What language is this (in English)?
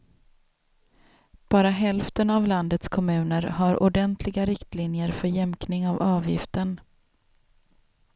Swedish